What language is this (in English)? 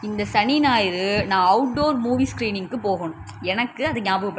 Tamil